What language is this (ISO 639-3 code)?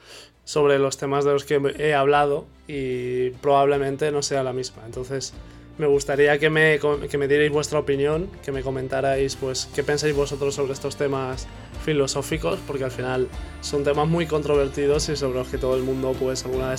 spa